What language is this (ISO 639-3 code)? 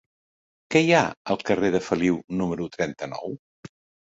cat